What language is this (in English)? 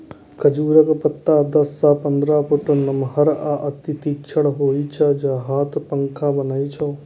Maithili